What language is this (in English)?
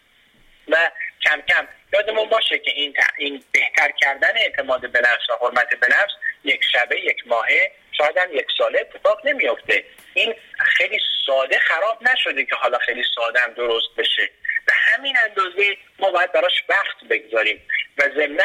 Persian